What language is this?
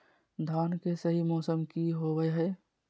Magahi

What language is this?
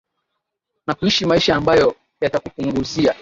Swahili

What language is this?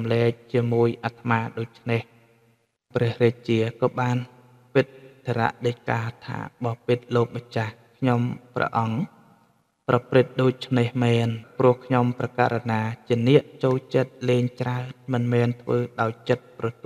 Thai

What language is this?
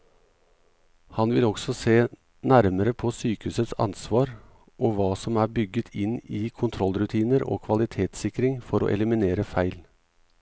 Norwegian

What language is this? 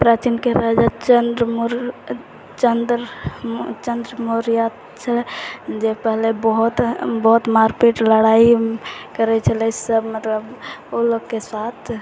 Maithili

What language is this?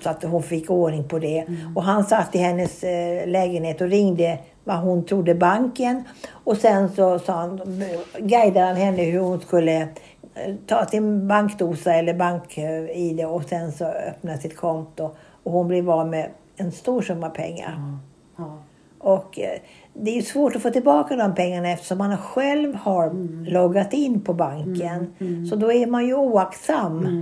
Swedish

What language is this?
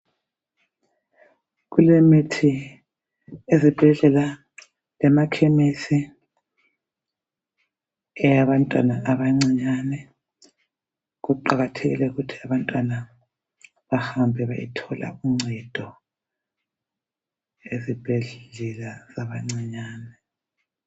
North Ndebele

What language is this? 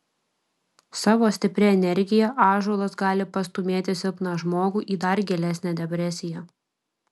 Lithuanian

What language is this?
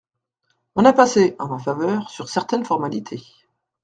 French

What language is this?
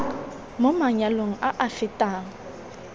Tswana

